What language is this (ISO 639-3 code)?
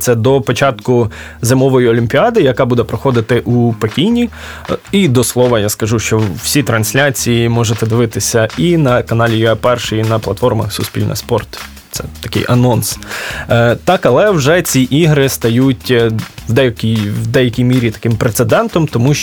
ukr